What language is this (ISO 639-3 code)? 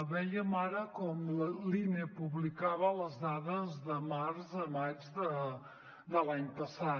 cat